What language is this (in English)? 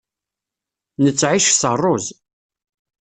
Kabyle